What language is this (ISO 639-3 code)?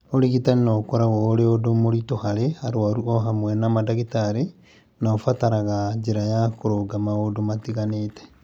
kik